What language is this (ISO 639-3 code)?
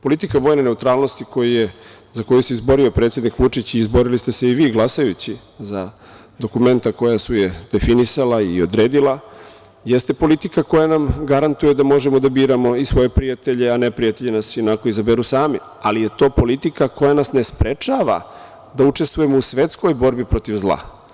srp